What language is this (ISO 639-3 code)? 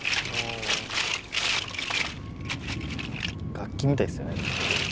jpn